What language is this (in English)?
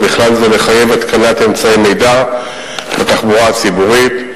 Hebrew